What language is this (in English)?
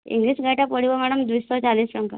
Odia